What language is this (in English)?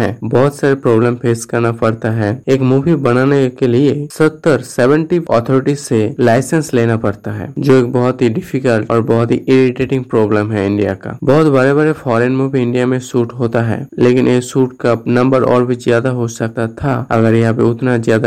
Hindi